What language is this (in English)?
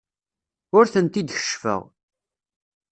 Kabyle